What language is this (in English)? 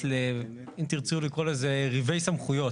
Hebrew